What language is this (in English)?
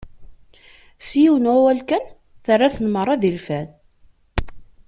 Kabyle